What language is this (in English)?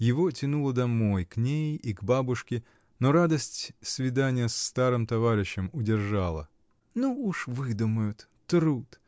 Russian